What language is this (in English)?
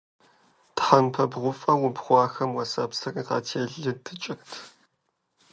Kabardian